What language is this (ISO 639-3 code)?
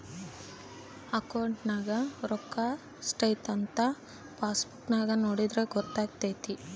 kan